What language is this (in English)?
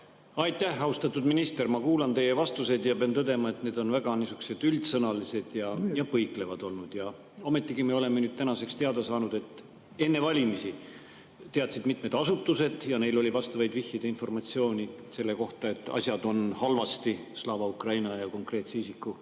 Estonian